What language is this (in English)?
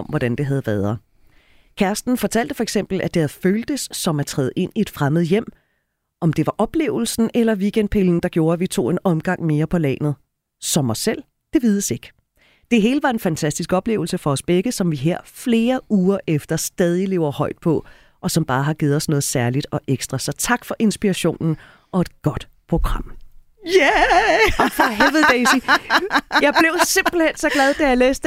Danish